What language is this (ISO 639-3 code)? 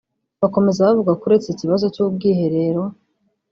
kin